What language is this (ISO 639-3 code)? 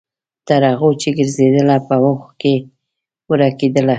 pus